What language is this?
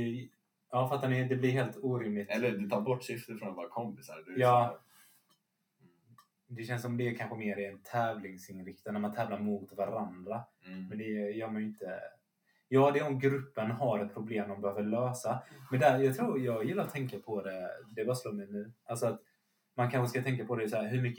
Swedish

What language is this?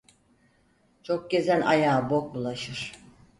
Turkish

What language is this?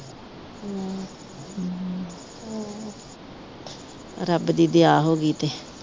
Punjabi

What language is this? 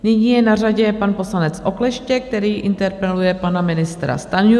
Czech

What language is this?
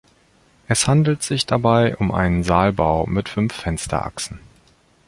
German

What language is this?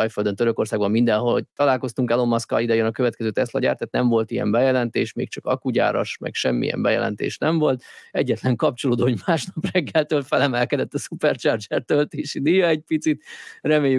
Hungarian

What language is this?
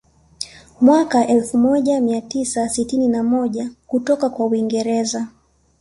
Swahili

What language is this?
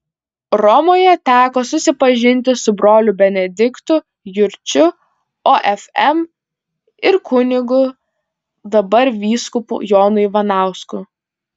Lithuanian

